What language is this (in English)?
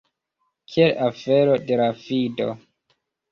Esperanto